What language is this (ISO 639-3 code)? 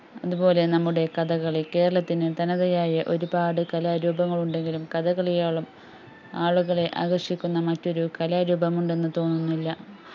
mal